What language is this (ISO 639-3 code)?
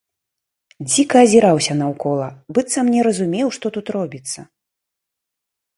bel